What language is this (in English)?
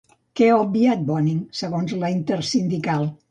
Catalan